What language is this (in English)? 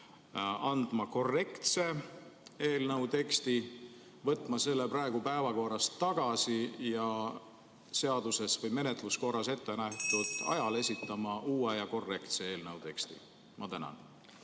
Estonian